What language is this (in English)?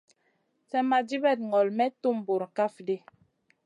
Masana